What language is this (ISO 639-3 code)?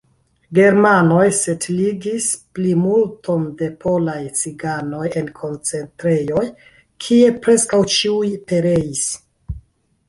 epo